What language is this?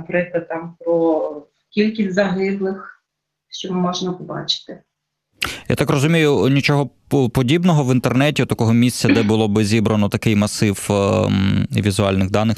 Ukrainian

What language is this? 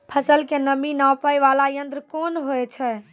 Maithili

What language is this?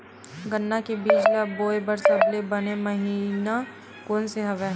Chhattisgarhi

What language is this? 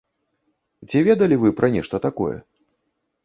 Belarusian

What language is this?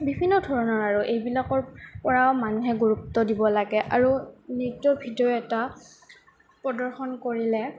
Assamese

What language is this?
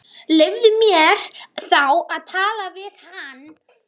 Icelandic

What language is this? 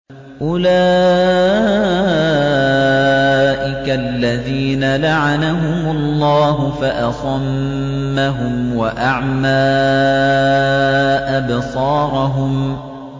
Arabic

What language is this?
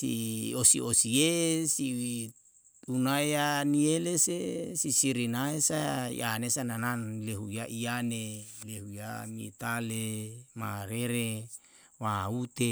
Yalahatan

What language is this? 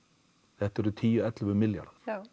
Icelandic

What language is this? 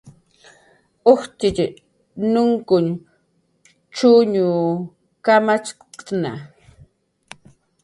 Jaqaru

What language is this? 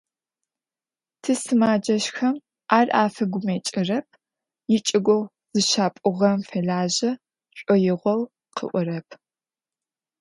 Adyghe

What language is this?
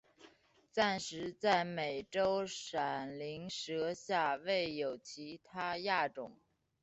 Chinese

